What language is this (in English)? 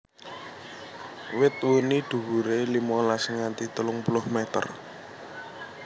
Javanese